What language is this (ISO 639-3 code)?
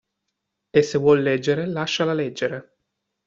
ita